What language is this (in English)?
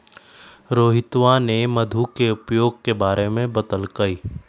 Magahi